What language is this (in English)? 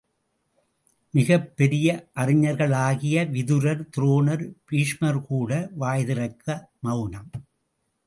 Tamil